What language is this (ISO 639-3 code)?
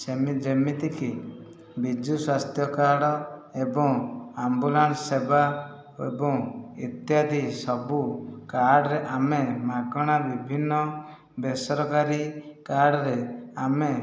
ori